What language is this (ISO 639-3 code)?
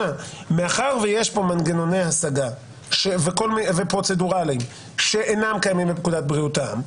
heb